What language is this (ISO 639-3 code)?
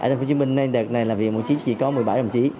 vie